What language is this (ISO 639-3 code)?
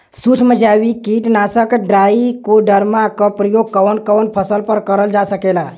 bho